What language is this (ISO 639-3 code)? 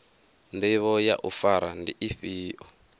ven